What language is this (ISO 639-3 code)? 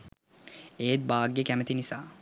sin